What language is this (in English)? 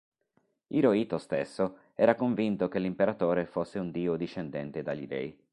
Italian